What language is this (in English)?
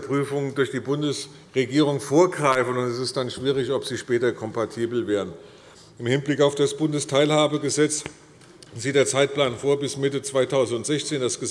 German